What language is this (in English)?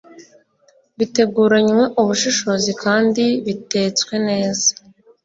Kinyarwanda